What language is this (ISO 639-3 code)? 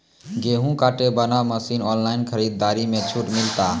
mai